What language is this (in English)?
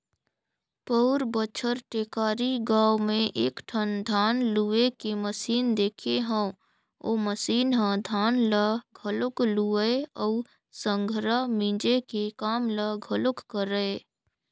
Chhattisgarhi